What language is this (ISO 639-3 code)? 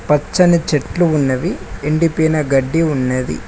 tel